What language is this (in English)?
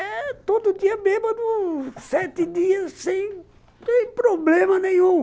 Portuguese